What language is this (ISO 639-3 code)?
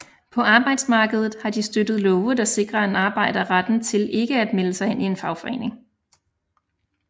dan